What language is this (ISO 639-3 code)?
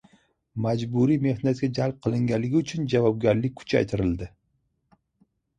uzb